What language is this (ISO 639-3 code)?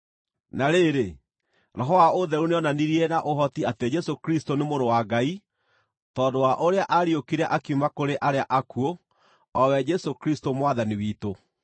kik